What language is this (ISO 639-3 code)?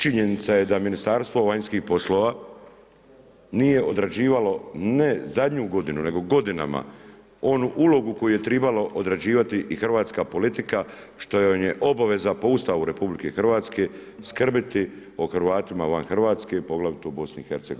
hrv